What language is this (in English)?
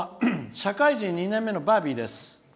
Japanese